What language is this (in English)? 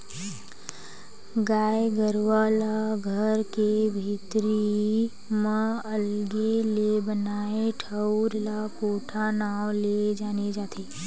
Chhattisgarhi